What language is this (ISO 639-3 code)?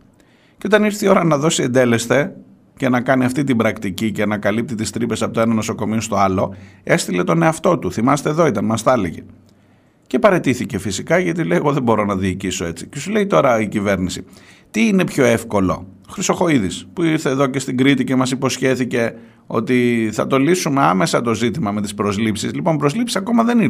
ell